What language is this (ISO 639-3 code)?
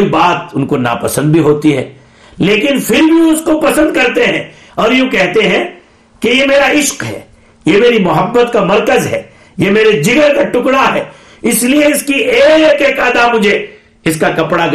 urd